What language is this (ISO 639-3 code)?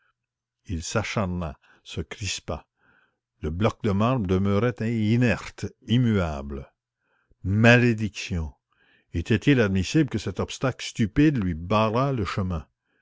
fra